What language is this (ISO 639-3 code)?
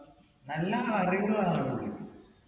mal